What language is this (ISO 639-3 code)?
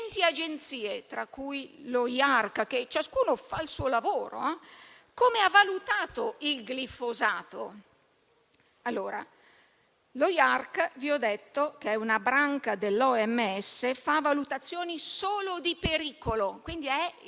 ita